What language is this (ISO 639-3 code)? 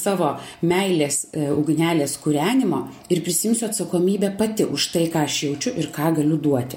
lit